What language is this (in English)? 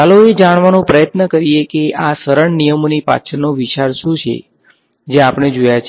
Gujarati